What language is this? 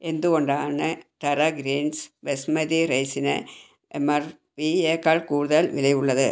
Malayalam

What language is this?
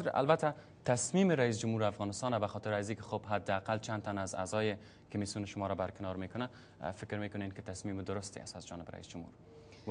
Persian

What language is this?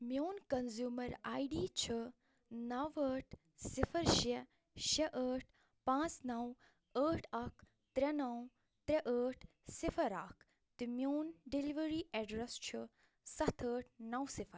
Kashmiri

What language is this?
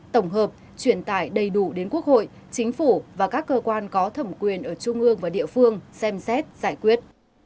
Vietnamese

